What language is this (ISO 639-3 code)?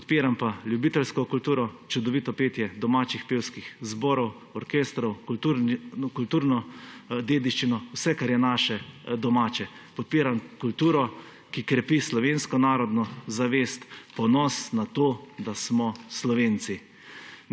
slv